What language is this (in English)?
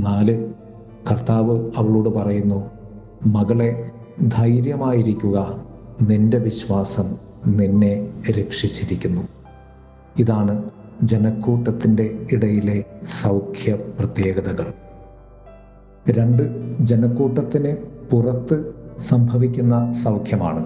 Malayalam